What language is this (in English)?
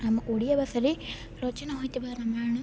Odia